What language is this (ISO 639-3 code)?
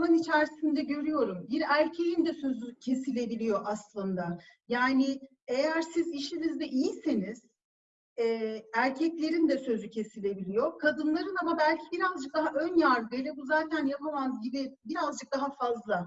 tur